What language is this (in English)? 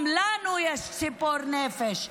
Hebrew